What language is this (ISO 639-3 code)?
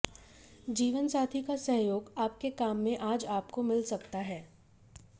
hin